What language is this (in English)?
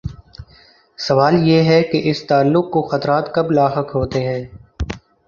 Urdu